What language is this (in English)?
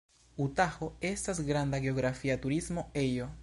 Esperanto